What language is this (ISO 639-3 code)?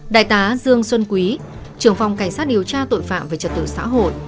vie